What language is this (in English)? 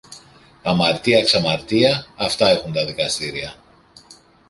Greek